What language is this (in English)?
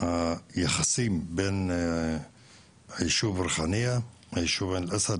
Hebrew